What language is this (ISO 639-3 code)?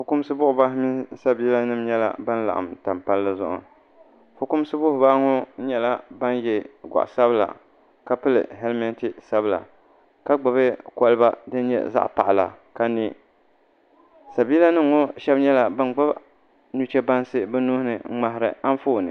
dag